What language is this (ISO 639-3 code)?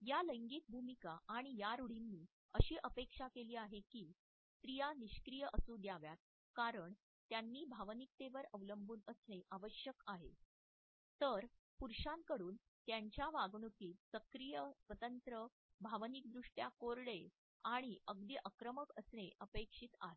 mar